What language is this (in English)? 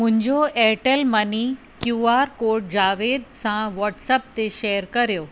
Sindhi